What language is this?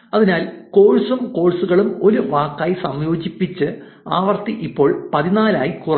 Malayalam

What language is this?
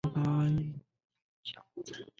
Chinese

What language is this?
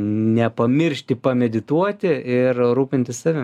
Lithuanian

